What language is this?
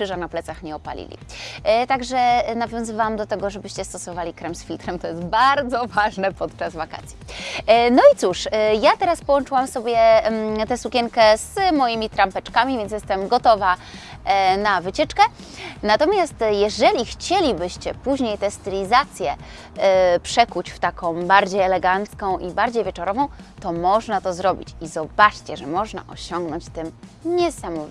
Polish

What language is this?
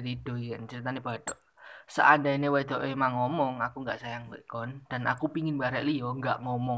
Indonesian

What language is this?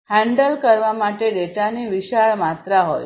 Gujarati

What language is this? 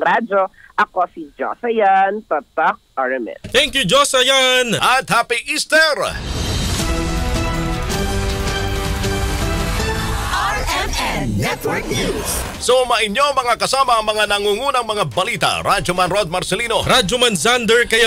Filipino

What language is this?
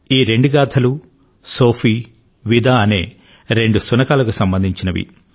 Telugu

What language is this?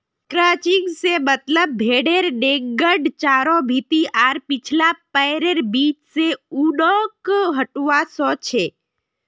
Magahi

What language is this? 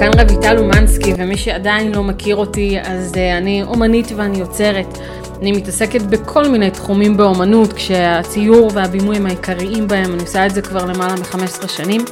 Hebrew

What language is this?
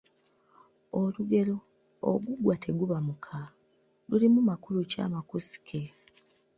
Ganda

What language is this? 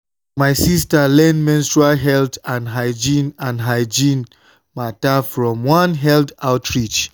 Nigerian Pidgin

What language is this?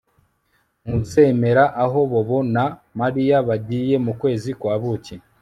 Kinyarwanda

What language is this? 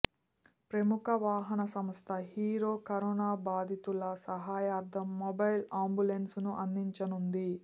Telugu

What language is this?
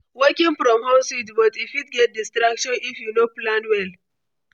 Nigerian Pidgin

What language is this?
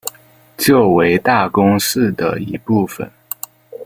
Chinese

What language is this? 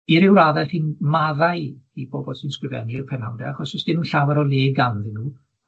Welsh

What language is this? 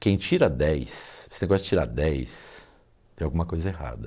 Portuguese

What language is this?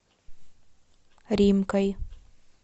Russian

